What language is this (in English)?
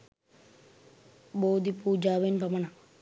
Sinhala